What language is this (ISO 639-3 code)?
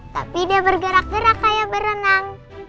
ind